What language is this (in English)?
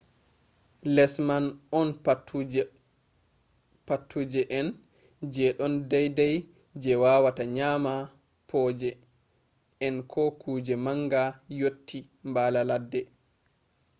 Fula